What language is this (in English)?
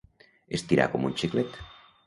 Catalan